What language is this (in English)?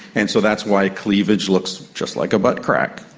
English